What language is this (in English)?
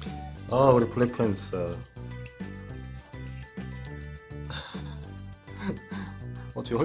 Korean